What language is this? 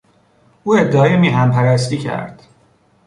Persian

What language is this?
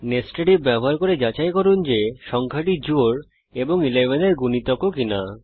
Bangla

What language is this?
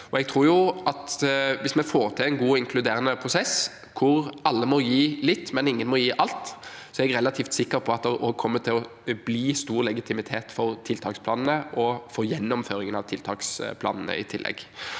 Norwegian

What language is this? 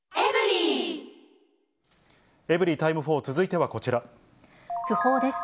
Japanese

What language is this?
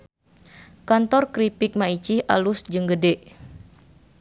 Sundanese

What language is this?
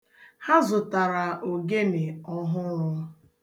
Igbo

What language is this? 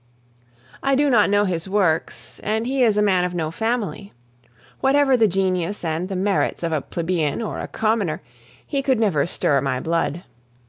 English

